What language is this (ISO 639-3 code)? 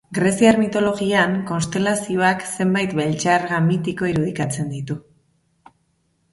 eus